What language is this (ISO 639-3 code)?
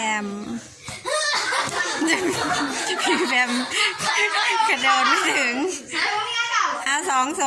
tha